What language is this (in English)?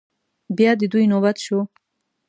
Pashto